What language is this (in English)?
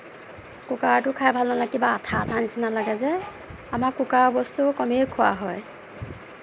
Assamese